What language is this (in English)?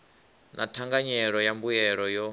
Venda